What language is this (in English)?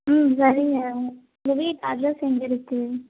Tamil